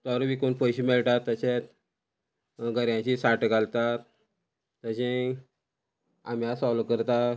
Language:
Konkani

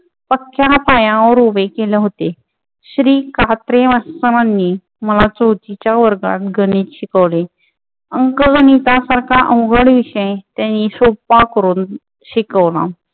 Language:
Marathi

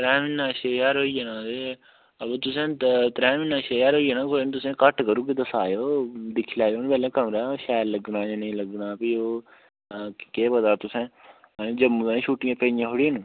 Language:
Dogri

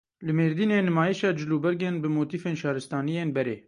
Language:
Kurdish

